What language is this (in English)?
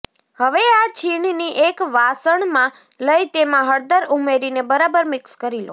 Gujarati